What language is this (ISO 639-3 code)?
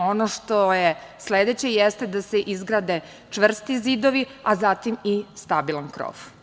srp